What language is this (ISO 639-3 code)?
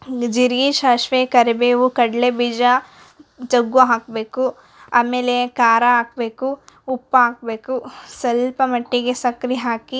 kan